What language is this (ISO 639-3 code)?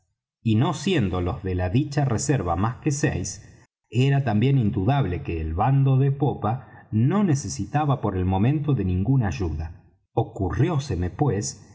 spa